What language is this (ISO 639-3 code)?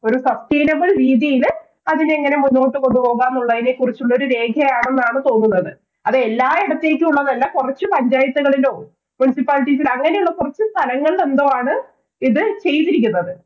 mal